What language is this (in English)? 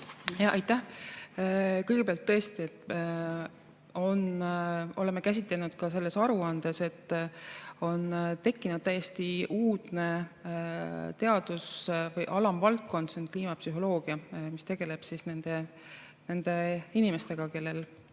Estonian